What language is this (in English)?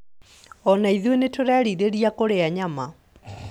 Kikuyu